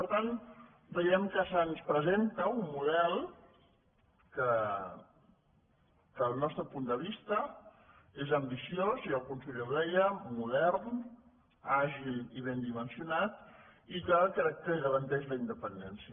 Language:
Catalan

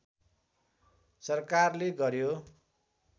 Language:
Nepali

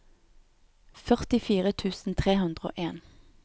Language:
Norwegian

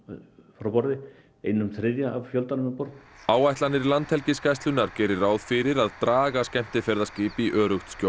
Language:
Icelandic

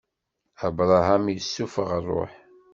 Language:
Kabyle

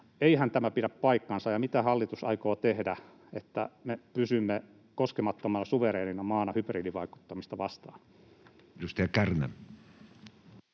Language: Finnish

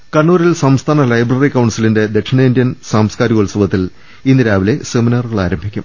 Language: Malayalam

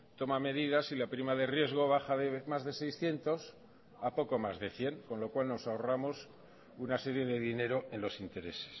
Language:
Spanish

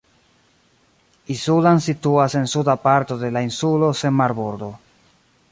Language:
Esperanto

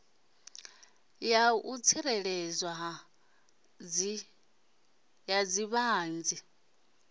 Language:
Venda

